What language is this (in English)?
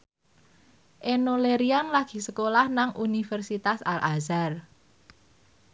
Javanese